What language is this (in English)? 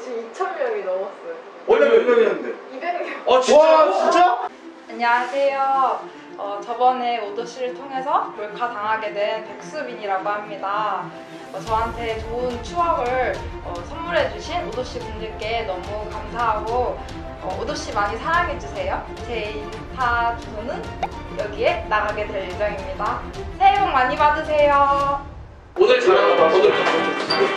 Korean